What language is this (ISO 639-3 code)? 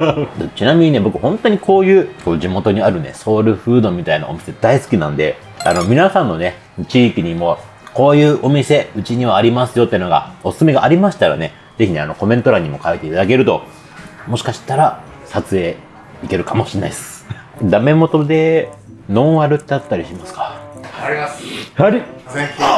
jpn